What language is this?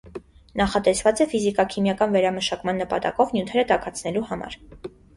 Armenian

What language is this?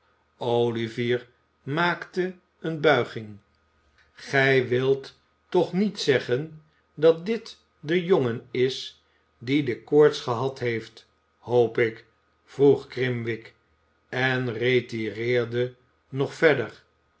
Dutch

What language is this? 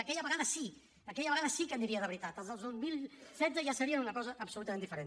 Catalan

